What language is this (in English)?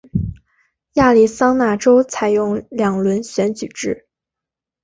Chinese